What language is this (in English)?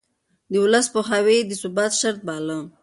Pashto